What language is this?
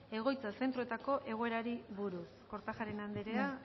Basque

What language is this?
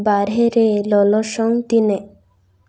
Santali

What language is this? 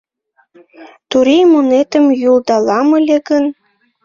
Mari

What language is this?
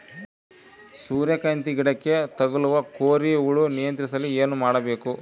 Kannada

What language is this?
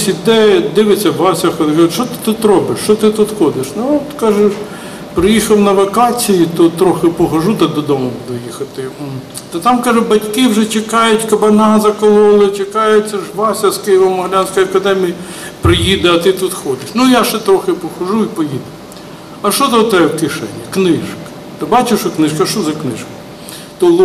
Ukrainian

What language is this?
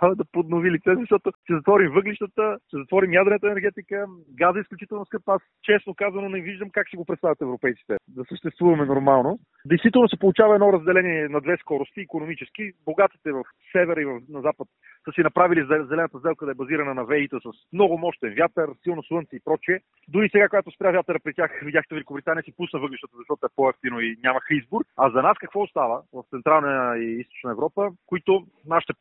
Bulgarian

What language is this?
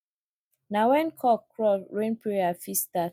Nigerian Pidgin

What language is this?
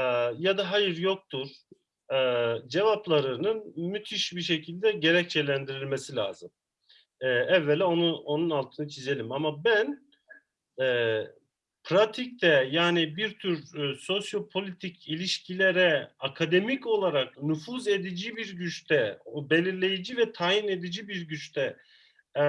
Turkish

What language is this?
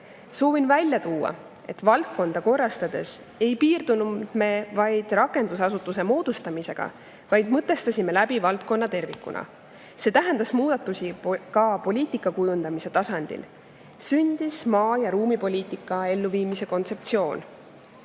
Estonian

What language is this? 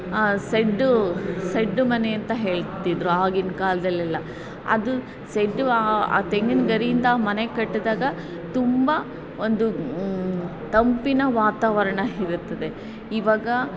Kannada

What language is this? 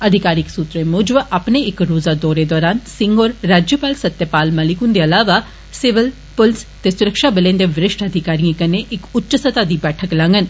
Dogri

